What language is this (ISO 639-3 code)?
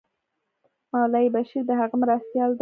pus